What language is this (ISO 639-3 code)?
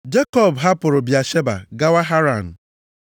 ibo